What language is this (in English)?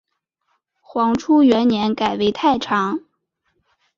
Chinese